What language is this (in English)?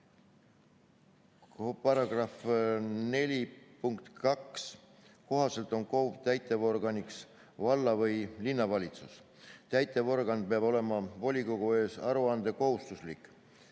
Estonian